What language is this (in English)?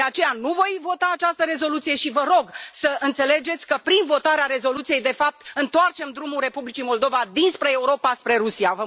Romanian